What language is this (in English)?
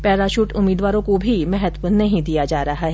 Hindi